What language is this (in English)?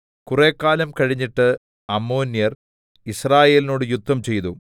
Malayalam